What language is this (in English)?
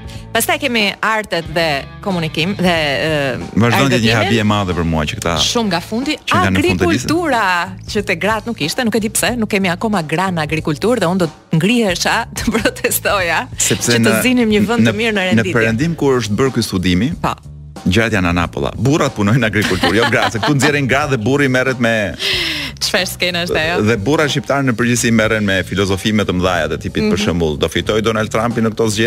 Romanian